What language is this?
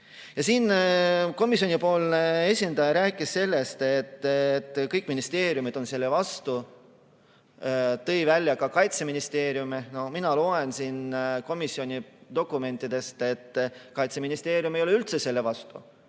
Estonian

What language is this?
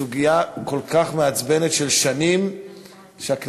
Hebrew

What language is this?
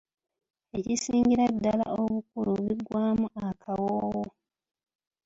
Ganda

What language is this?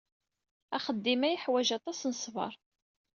Kabyle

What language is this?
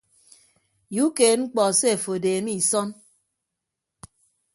Ibibio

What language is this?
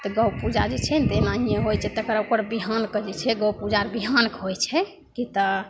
Maithili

